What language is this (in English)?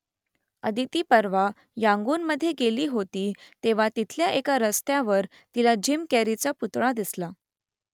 Marathi